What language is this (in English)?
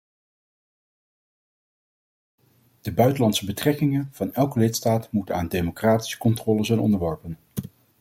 Dutch